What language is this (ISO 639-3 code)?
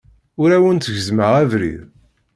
kab